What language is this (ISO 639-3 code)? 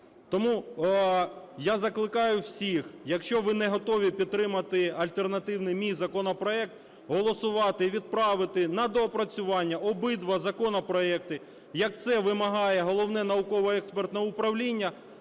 ukr